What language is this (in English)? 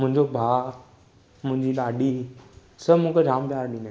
Sindhi